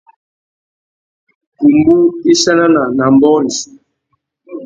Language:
Tuki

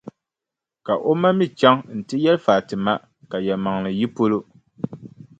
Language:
Dagbani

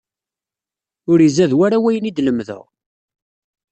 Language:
Kabyle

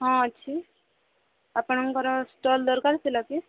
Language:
Odia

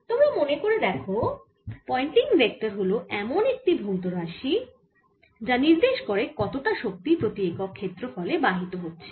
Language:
Bangla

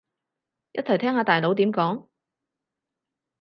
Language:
Cantonese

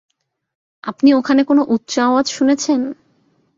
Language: Bangla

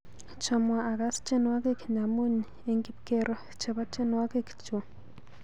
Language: Kalenjin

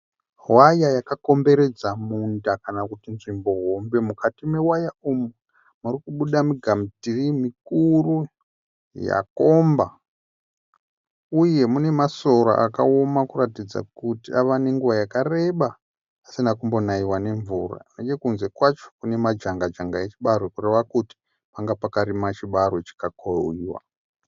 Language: Shona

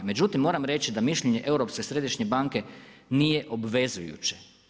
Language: Croatian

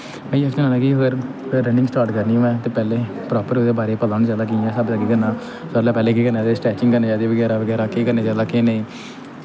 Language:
Dogri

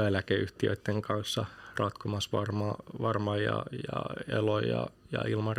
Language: Finnish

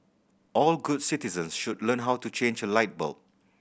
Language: English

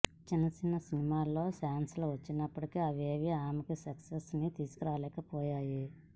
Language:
Telugu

